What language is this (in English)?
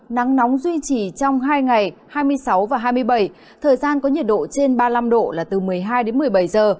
Vietnamese